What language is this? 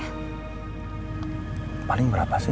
Indonesian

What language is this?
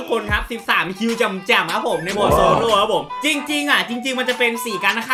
Thai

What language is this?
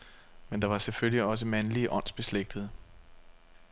Danish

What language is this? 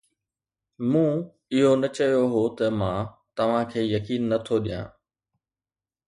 Sindhi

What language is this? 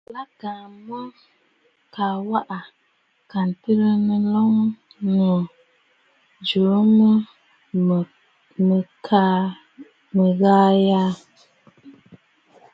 Bafut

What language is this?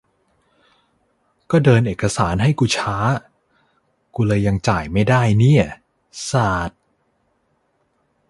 Thai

